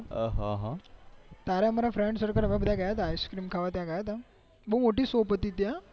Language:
Gujarati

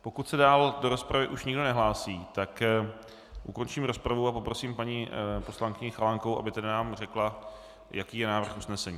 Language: Czech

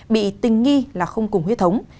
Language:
Vietnamese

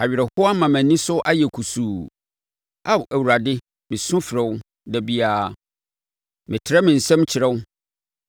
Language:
Akan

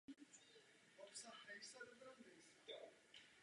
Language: Czech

